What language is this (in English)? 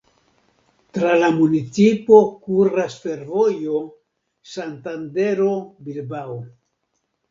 Esperanto